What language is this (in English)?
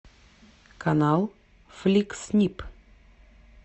Russian